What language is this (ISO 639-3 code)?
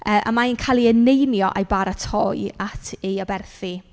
cym